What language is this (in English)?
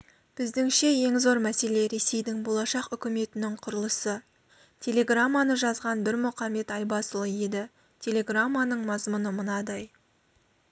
Kazakh